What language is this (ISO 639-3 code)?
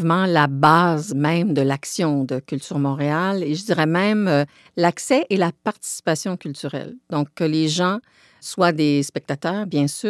fra